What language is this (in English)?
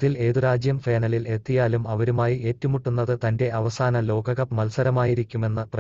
Arabic